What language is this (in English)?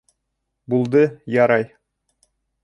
Bashkir